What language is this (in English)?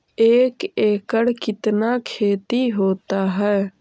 Magahi